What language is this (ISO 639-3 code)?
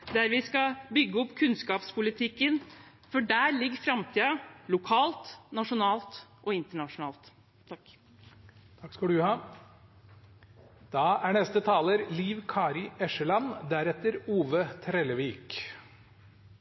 nor